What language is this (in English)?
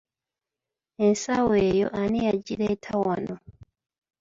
Ganda